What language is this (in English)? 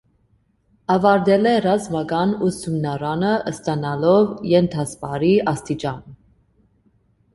Armenian